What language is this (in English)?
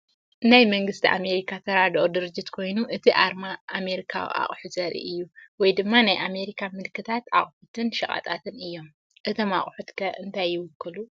Tigrinya